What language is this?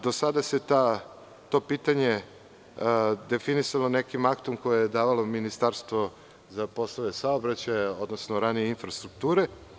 Serbian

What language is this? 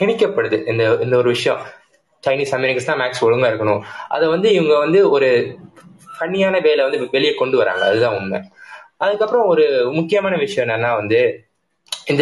Tamil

